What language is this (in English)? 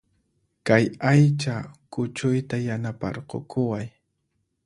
Puno Quechua